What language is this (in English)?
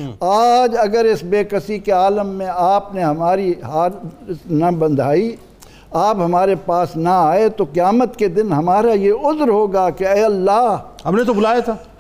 Urdu